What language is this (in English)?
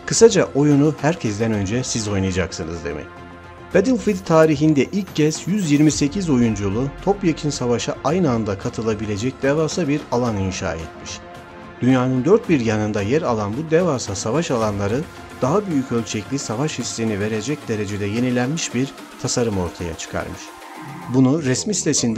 Turkish